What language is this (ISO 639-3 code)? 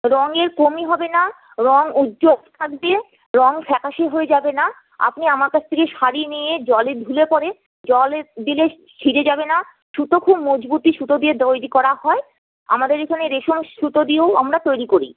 ben